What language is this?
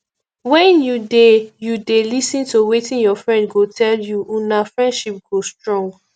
Nigerian Pidgin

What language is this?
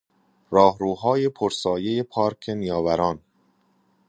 Persian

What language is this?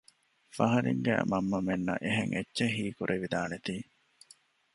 Divehi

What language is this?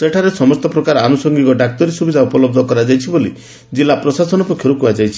Odia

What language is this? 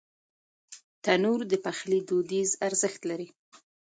Pashto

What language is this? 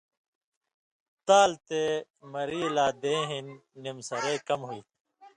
Indus Kohistani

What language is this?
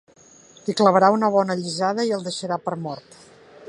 Catalan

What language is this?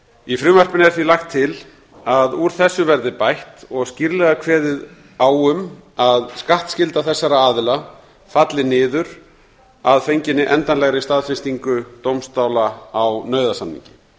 Icelandic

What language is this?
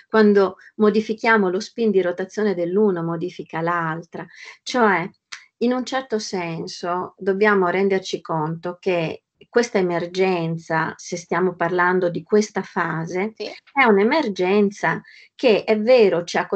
Italian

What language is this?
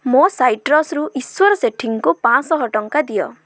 Odia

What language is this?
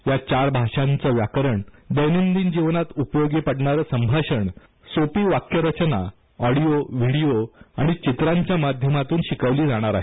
Marathi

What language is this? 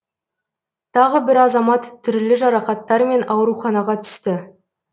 Kazakh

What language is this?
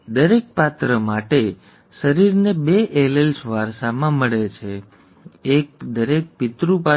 Gujarati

